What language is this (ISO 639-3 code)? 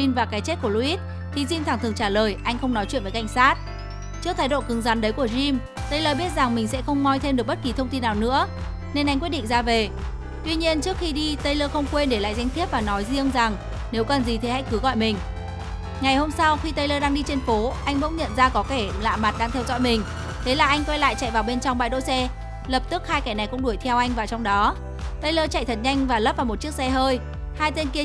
vie